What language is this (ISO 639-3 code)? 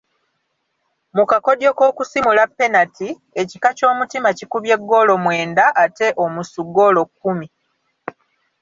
lug